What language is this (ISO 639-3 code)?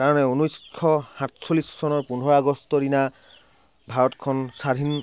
asm